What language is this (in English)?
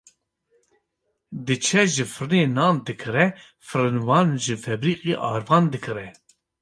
Kurdish